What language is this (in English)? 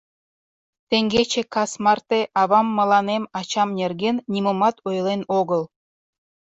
Mari